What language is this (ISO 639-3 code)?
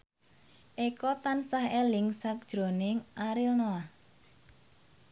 jav